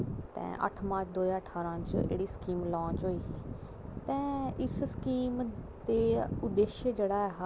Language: Dogri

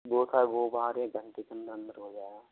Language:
Hindi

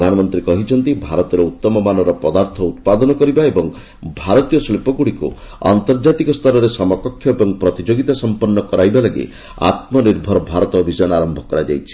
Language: Odia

